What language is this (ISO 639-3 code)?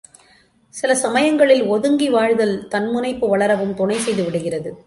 tam